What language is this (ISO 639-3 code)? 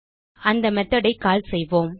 tam